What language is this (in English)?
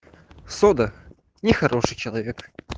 Russian